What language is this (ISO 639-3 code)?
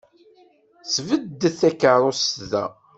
kab